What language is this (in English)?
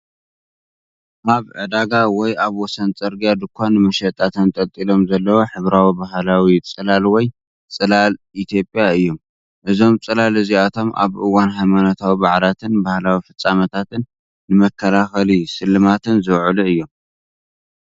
Tigrinya